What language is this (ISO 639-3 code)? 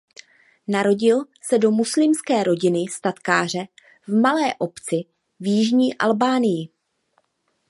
ces